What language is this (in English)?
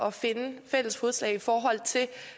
Danish